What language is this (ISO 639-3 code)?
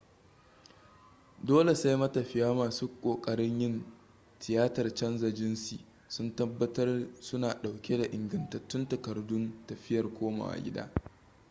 hau